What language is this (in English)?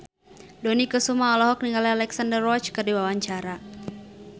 Sundanese